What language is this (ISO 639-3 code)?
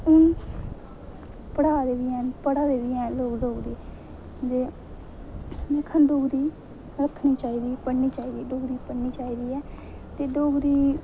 doi